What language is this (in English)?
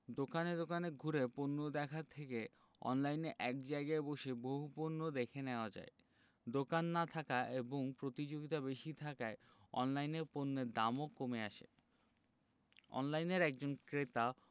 Bangla